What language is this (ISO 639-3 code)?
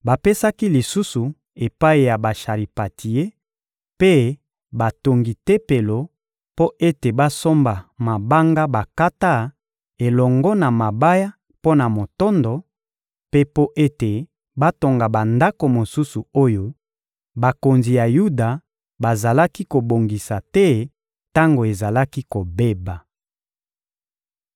lin